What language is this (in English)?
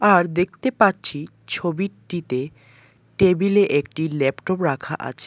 Bangla